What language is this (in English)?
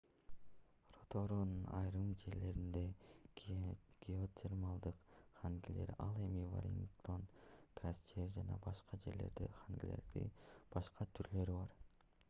Kyrgyz